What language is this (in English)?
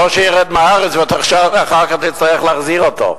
Hebrew